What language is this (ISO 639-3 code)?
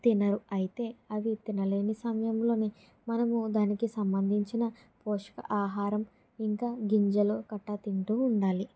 tel